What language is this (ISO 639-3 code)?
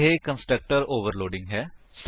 pan